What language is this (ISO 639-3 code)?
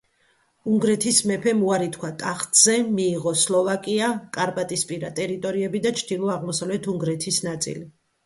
kat